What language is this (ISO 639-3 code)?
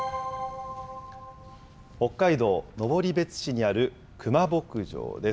jpn